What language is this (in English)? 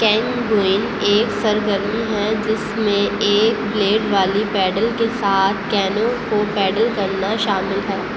Urdu